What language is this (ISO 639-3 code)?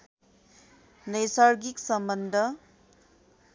nep